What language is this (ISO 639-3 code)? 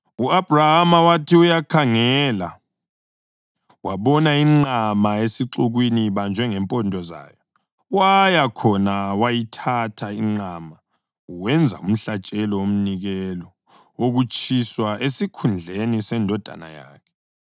nde